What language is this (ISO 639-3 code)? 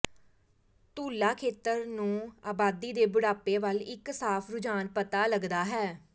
pan